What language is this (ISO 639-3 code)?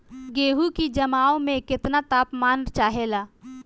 bho